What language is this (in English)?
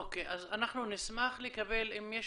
Hebrew